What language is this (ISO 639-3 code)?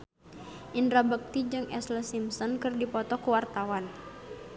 sun